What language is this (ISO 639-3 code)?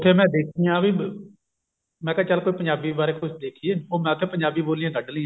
pan